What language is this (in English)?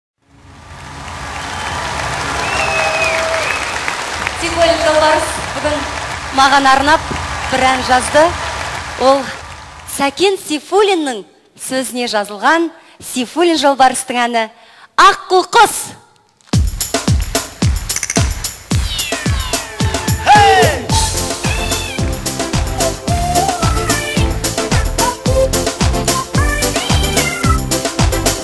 Turkish